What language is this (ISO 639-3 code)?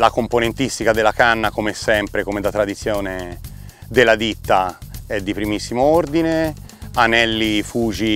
ita